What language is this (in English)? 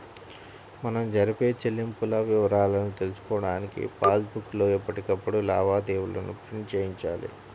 Telugu